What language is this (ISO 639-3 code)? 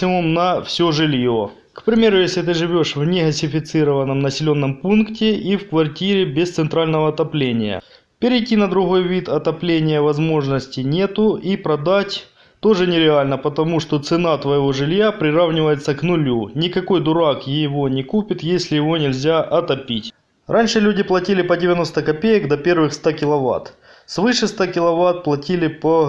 rus